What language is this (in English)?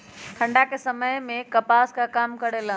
Magahi